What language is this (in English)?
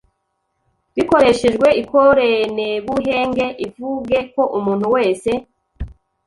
Kinyarwanda